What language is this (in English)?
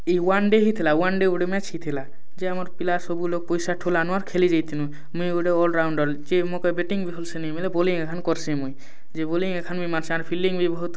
Odia